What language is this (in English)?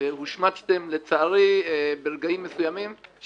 Hebrew